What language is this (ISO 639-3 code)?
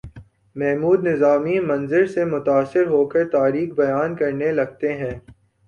urd